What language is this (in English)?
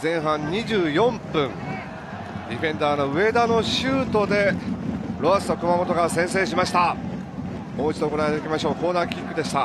Japanese